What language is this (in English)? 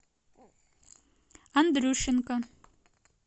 Russian